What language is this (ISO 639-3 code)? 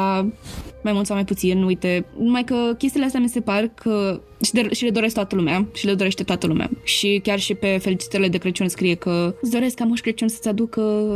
ron